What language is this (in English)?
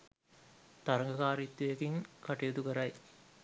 Sinhala